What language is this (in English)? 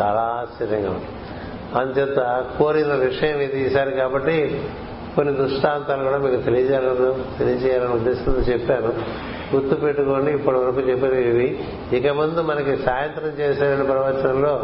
Telugu